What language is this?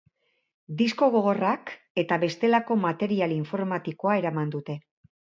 Basque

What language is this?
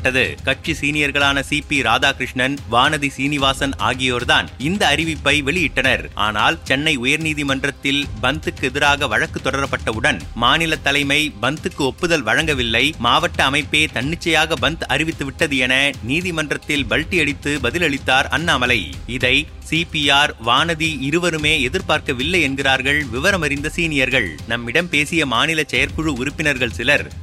Tamil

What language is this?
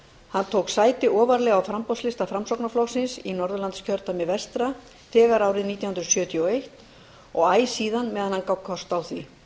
Icelandic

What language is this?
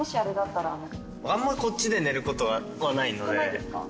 Japanese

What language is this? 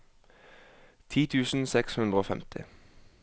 Norwegian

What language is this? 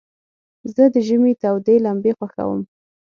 Pashto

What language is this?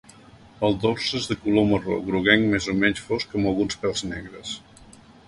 Catalan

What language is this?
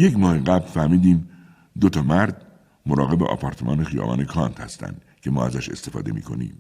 Persian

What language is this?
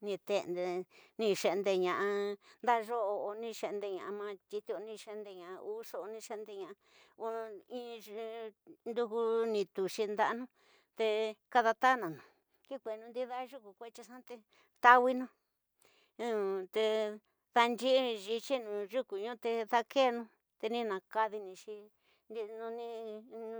Tidaá Mixtec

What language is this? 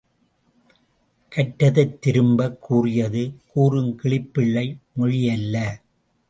Tamil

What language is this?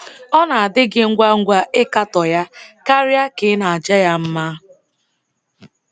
Igbo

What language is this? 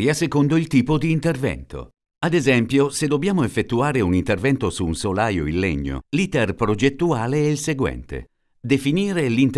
Italian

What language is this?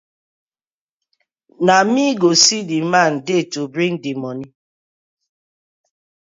Nigerian Pidgin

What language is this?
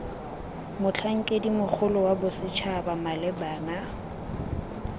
Tswana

